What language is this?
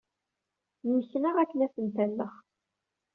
Kabyle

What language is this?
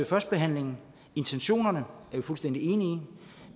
Danish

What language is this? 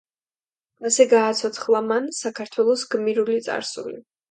Georgian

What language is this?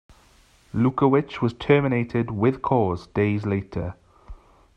English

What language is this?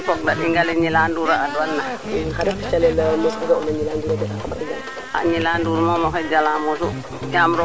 Serer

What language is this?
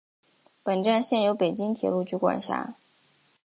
Chinese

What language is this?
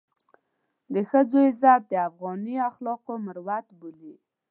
Pashto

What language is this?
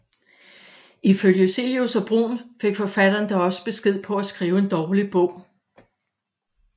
Danish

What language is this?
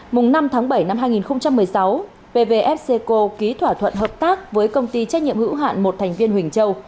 Vietnamese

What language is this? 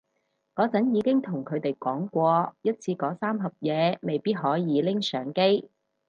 Cantonese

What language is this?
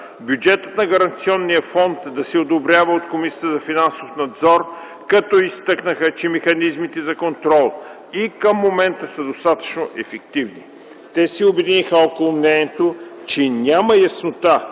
Bulgarian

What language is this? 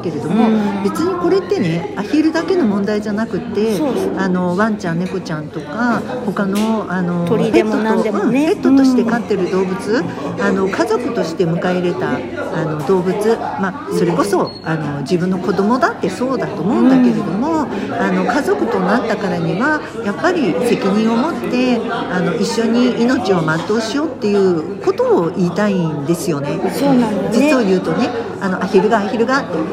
Japanese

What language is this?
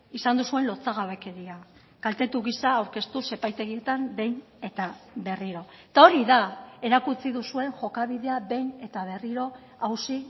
Basque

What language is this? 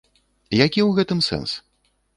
Belarusian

